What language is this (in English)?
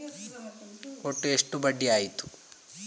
Kannada